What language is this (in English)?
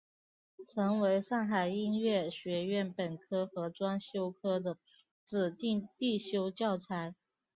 Chinese